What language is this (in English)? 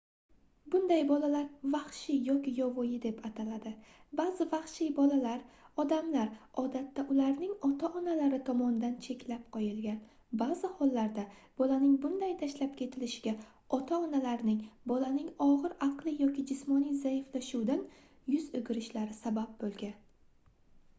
Uzbek